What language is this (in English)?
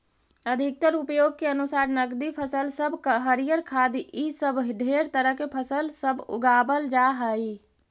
Magahi